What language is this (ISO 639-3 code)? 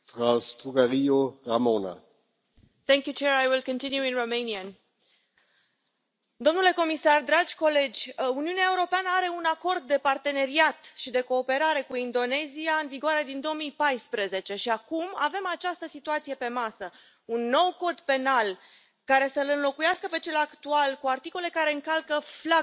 ron